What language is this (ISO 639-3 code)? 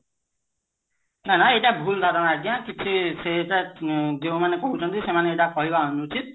ori